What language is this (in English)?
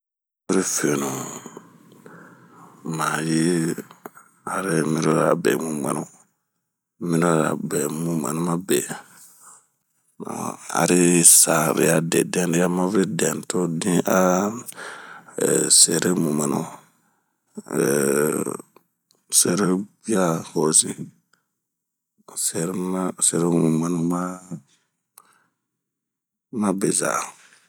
Bomu